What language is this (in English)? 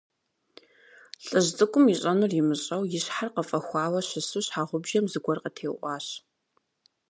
Kabardian